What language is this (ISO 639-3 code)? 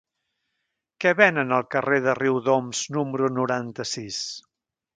cat